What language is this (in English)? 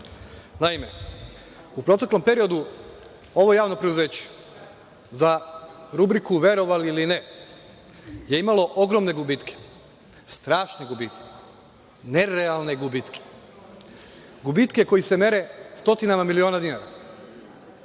Serbian